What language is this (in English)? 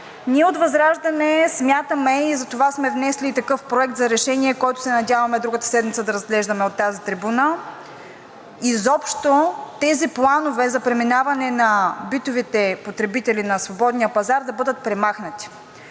Bulgarian